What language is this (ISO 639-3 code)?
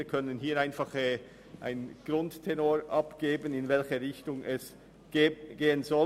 gsw